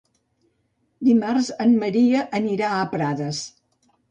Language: Catalan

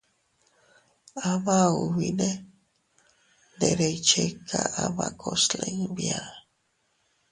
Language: Teutila Cuicatec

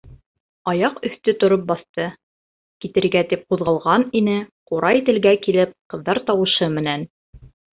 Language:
Bashkir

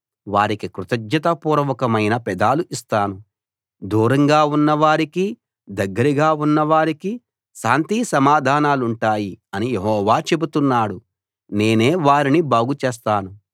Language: Telugu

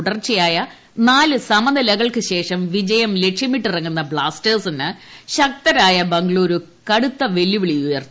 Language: Malayalam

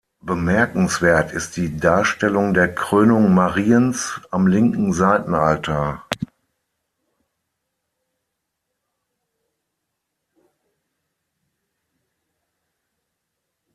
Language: German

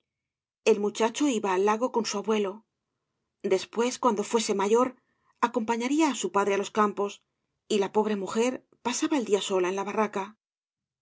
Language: Spanish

